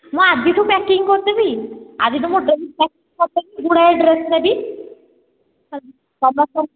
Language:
Odia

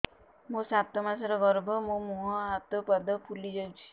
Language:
Odia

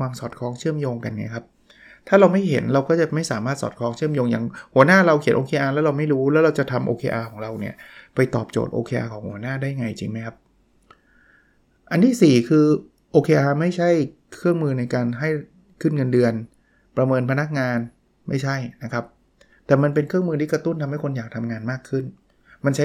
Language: Thai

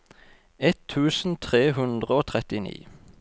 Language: Norwegian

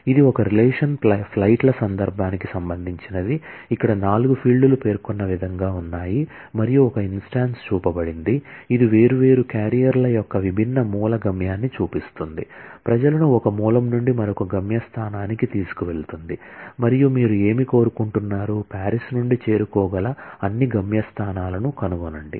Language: Telugu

